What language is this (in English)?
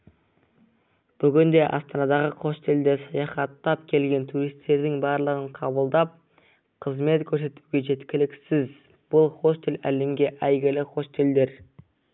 Kazakh